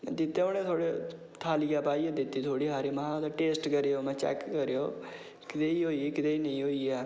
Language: Dogri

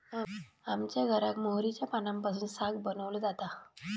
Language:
Marathi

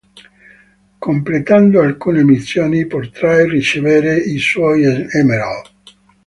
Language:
Italian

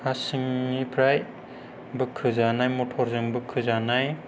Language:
Bodo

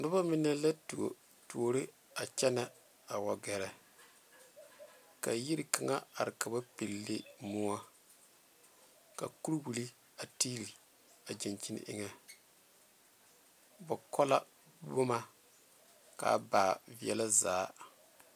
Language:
Southern Dagaare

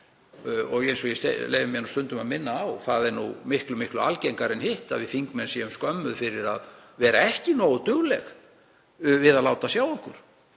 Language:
Icelandic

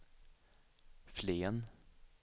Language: Swedish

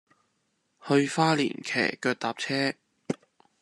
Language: Chinese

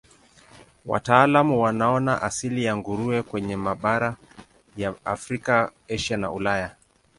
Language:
Swahili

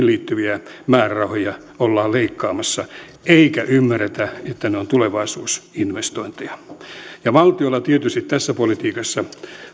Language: Finnish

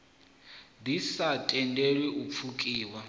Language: Venda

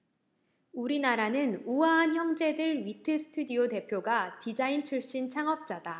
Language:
Korean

